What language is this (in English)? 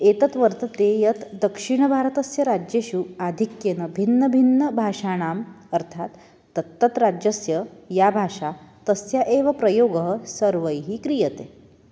Sanskrit